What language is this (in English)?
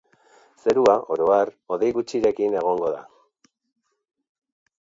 Basque